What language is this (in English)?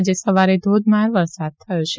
Gujarati